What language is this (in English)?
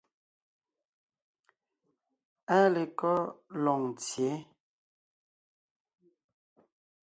Ngiemboon